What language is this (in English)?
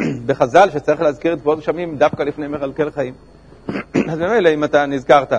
Hebrew